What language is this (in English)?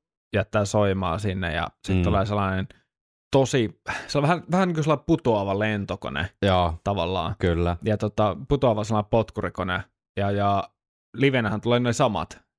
Finnish